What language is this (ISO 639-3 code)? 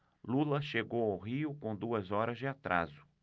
por